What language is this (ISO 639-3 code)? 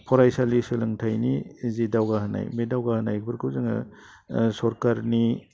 brx